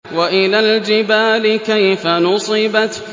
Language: Arabic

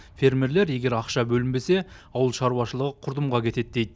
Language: Kazakh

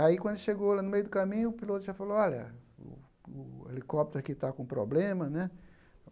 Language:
Portuguese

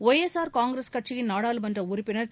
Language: Tamil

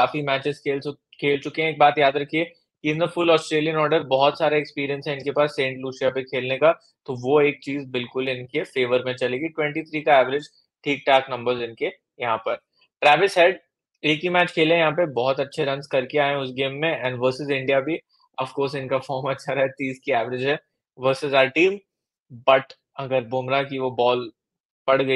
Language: Hindi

